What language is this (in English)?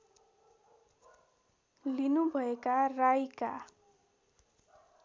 Nepali